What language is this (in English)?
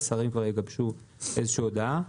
Hebrew